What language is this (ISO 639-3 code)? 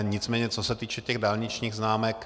ces